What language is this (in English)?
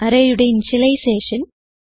Malayalam